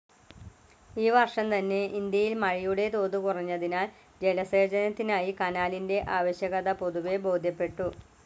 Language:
Malayalam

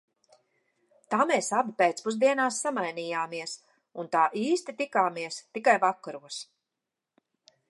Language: Latvian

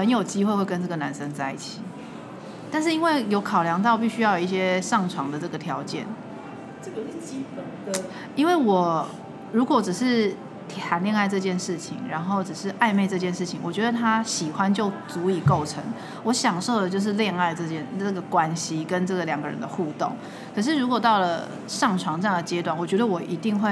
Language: Chinese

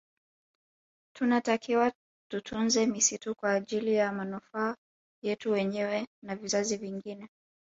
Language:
Swahili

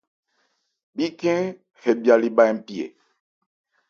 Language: Ebrié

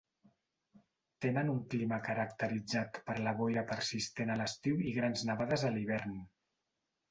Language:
Catalan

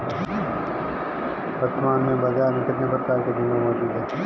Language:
Hindi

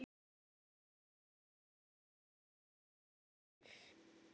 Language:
Icelandic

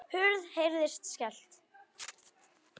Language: Icelandic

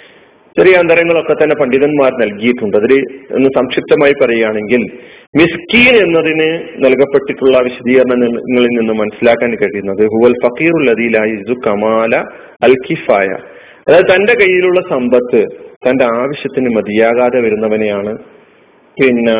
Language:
Malayalam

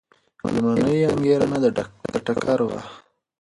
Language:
Pashto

